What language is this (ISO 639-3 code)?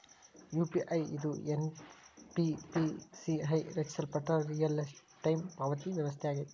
kan